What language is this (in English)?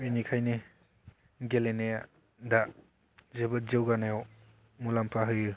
Bodo